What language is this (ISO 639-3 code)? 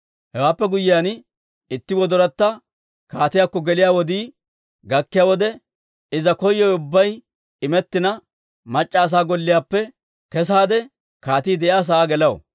dwr